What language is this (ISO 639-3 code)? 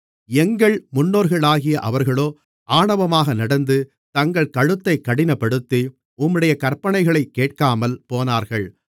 tam